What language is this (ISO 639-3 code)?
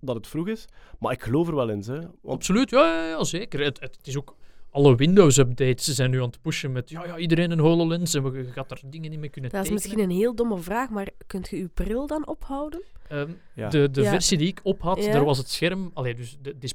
nld